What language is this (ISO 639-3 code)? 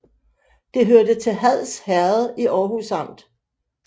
dan